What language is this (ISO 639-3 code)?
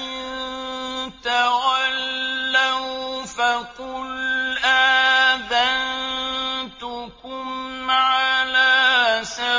ara